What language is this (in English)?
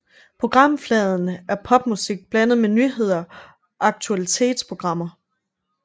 Danish